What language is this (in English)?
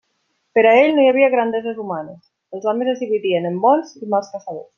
Catalan